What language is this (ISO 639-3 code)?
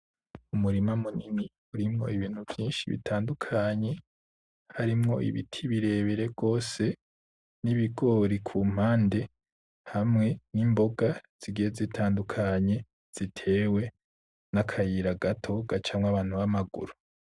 run